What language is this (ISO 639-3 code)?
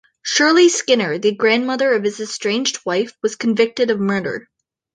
eng